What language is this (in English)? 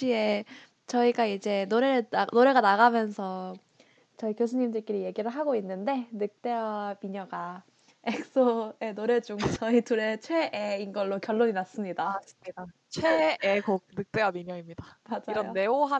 Korean